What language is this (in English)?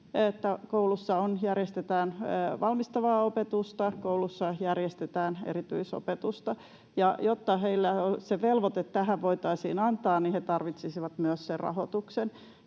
Finnish